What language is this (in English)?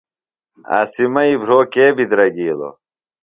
Phalura